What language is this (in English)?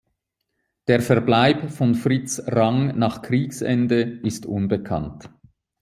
German